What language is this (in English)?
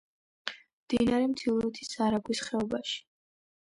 Georgian